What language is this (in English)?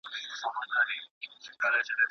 Pashto